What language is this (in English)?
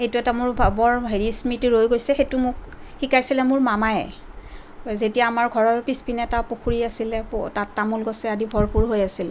Assamese